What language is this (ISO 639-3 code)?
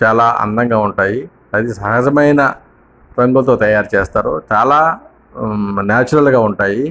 tel